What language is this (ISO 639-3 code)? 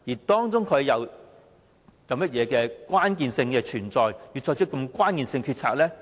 yue